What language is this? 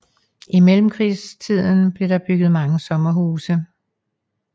Danish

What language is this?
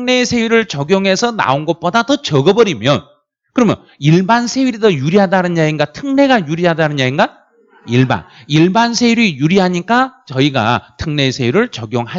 Korean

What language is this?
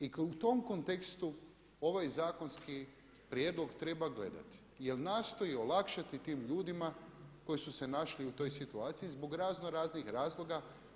Croatian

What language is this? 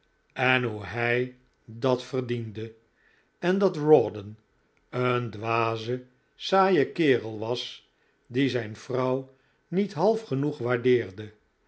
Dutch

